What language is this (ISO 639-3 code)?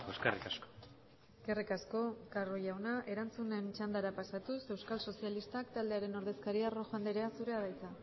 eus